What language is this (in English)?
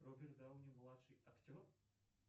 Russian